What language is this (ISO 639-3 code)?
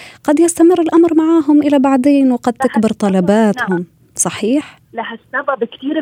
ara